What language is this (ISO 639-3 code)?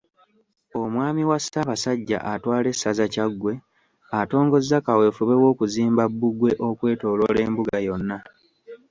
lug